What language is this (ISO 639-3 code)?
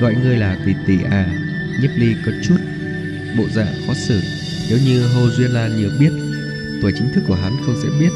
vie